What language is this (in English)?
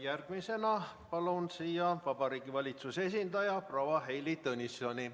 Estonian